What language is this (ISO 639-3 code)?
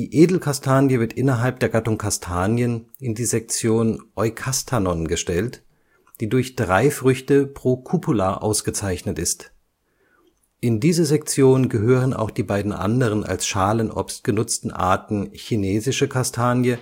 deu